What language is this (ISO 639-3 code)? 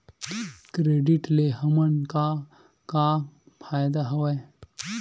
hne